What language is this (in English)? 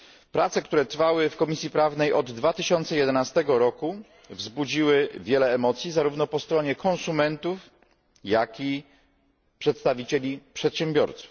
Polish